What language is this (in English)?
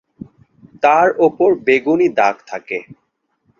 Bangla